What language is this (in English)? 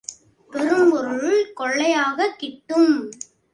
Tamil